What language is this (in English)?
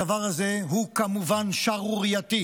Hebrew